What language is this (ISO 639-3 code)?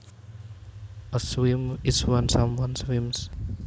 jav